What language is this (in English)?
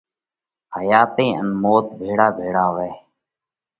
Parkari Koli